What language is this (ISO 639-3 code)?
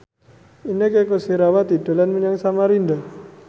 jav